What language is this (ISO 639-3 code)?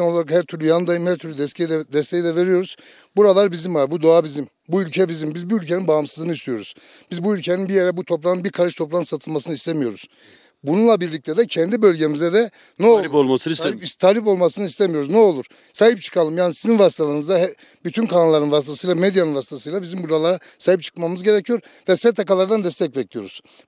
tur